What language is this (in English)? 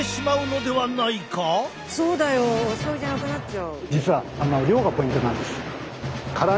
Japanese